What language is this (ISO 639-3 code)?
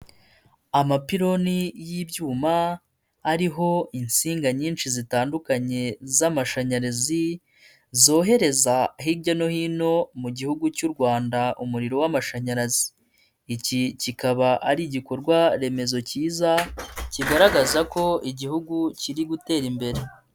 kin